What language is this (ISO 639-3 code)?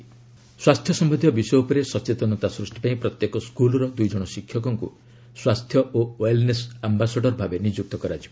ori